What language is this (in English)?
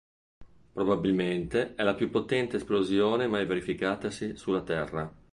Italian